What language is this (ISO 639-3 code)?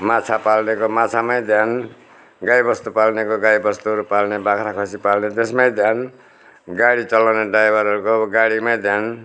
nep